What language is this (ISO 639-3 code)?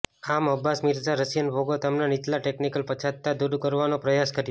guj